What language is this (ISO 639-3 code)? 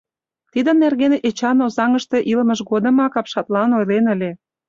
chm